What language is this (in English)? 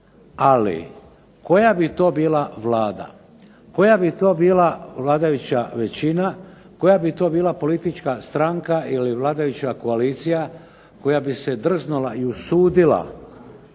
Croatian